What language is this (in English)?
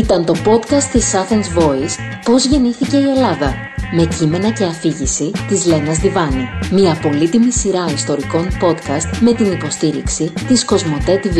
Greek